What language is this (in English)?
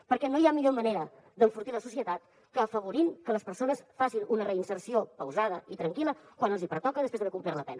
Catalan